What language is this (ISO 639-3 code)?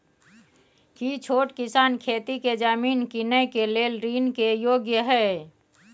mai